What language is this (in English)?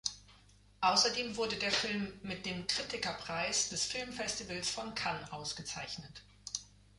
German